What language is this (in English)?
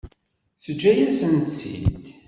Kabyle